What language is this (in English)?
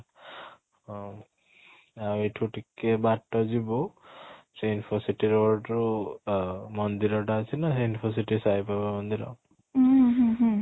Odia